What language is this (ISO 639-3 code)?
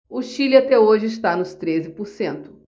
por